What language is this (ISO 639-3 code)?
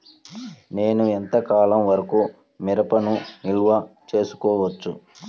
tel